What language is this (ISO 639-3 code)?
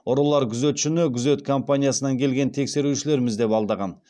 kaz